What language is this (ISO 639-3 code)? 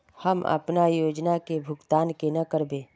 mag